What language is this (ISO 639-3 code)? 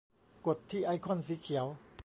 tha